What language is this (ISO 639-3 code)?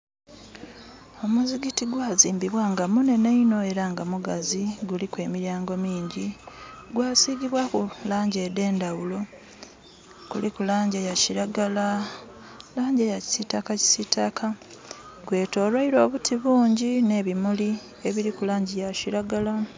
xog